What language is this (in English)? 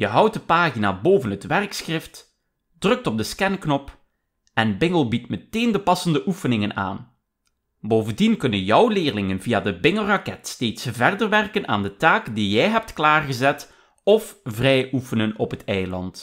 Dutch